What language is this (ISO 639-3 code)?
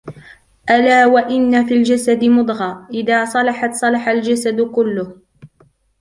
ara